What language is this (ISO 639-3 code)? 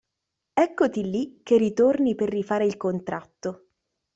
ita